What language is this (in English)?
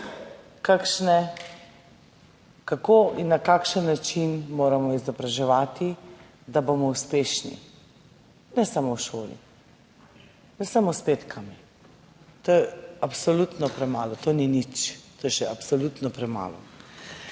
Slovenian